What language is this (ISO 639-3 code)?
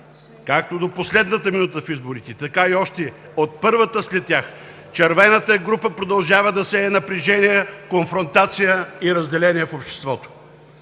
bul